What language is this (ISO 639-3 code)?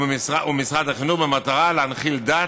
heb